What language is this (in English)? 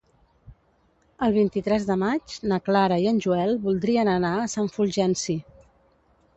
Catalan